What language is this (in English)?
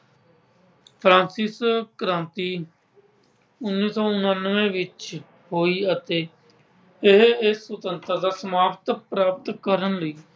Punjabi